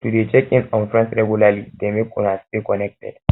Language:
Nigerian Pidgin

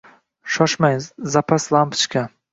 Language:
Uzbek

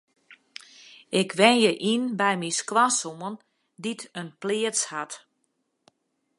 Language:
Western Frisian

